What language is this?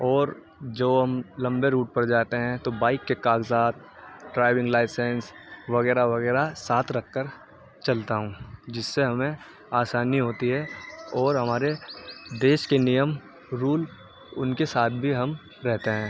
Urdu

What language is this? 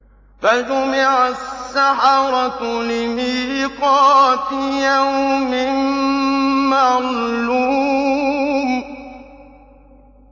Arabic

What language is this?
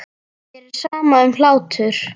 Icelandic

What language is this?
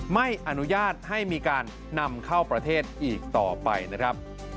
Thai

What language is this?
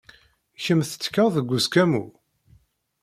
Kabyle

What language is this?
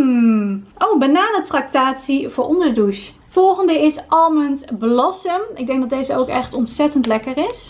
Dutch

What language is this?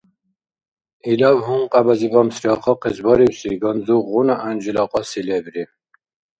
Dargwa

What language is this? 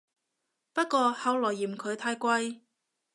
Cantonese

